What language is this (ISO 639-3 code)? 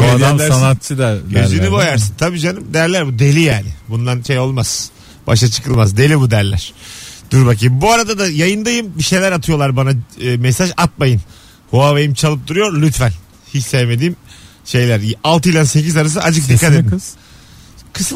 tur